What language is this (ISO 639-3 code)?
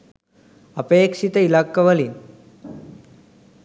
sin